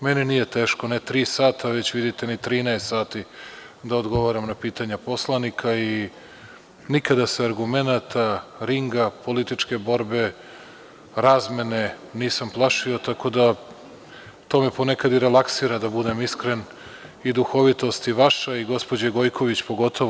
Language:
Serbian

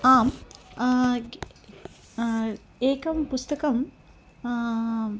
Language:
Sanskrit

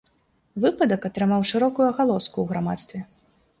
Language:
Belarusian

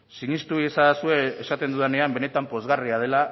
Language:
Basque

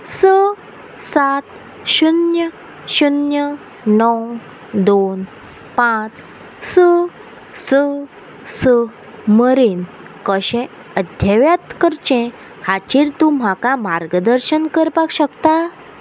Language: Konkani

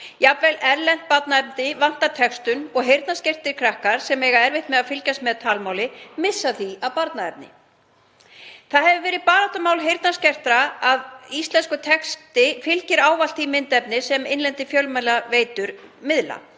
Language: Icelandic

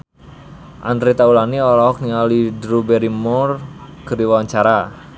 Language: Sundanese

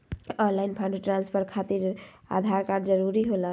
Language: Magahi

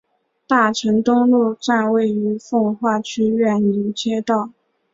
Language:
Chinese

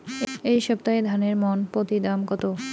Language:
Bangla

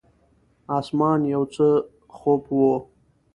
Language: Pashto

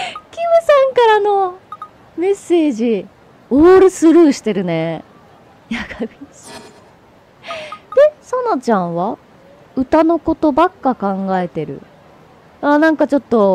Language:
Japanese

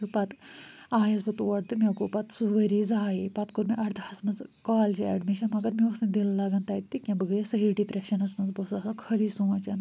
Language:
Kashmiri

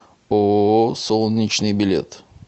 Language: Russian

